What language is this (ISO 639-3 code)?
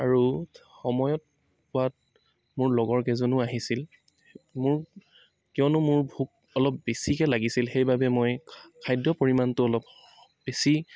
asm